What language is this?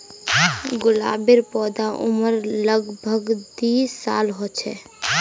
Magahi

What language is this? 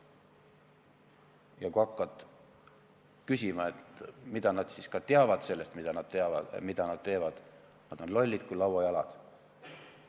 Estonian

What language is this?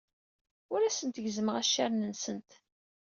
Kabyle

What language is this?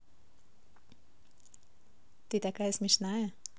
Russian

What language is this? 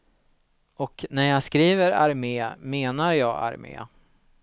Swedish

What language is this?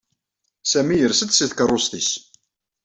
Kabyle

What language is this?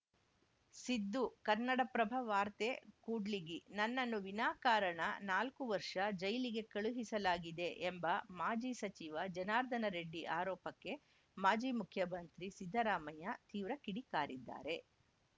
Kannada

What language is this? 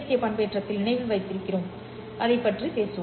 Tamil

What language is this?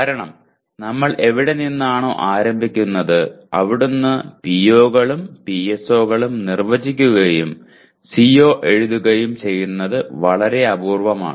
Malayalam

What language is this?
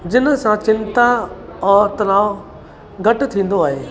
Sindhi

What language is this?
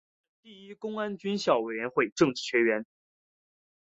Chinese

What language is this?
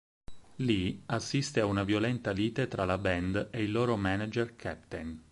Italian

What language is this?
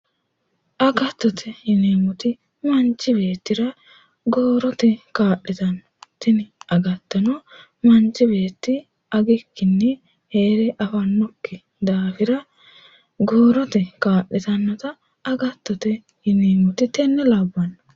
Sidamo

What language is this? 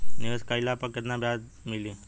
Bhojpuri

